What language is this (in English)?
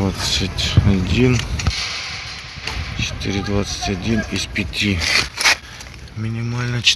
Russian